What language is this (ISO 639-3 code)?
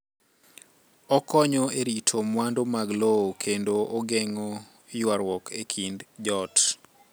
luo